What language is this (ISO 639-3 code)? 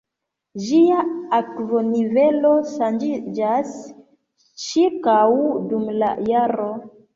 epo